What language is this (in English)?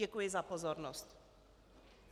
Czech